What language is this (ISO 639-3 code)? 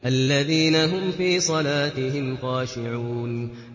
ara